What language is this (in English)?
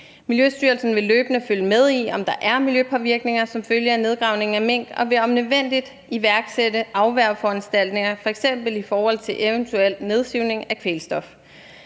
Danish